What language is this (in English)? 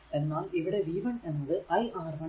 Malayalam